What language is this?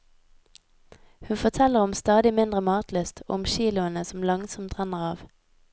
Norwegian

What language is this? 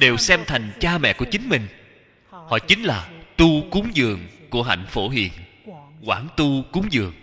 Vietnamese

